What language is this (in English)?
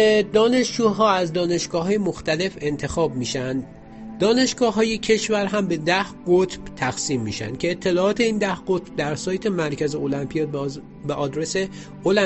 Persian